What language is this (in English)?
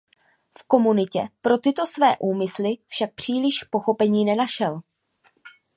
Czech